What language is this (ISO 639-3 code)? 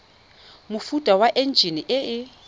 tsn